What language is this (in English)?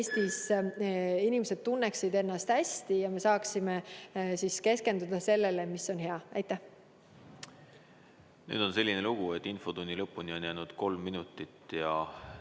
Estonian